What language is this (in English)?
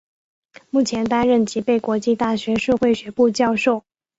Chinese